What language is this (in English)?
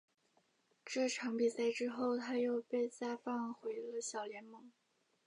Chinese